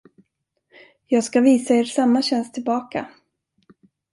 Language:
Swedish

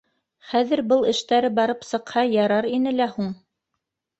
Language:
Bashkir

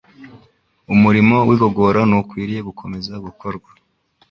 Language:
Kinyarwanda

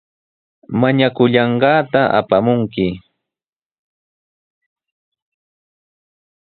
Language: Sihuas Ancash Quechua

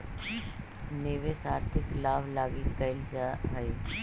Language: Magahi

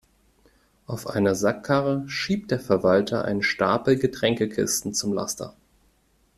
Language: German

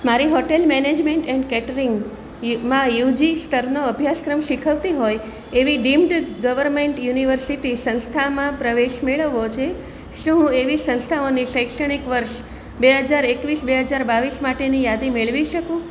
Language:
Gujarati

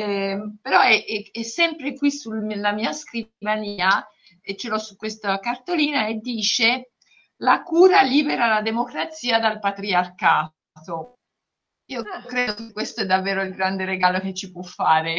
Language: Italian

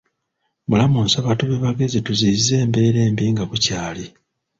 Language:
Ganda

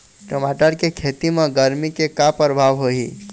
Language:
Chhattisgarhi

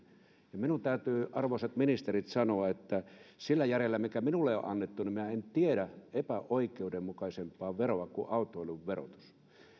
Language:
Finnish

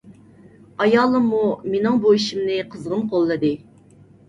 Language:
Uyghur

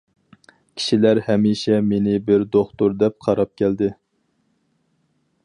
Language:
Uyghur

